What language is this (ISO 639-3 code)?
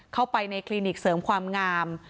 tha